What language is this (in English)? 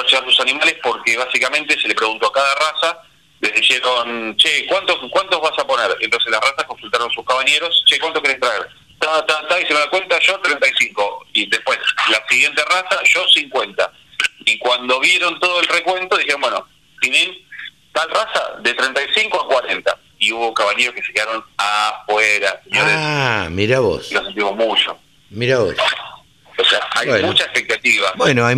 Spanish